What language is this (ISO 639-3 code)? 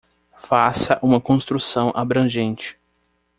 por